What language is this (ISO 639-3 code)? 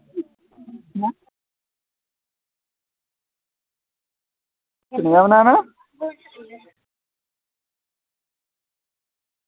doi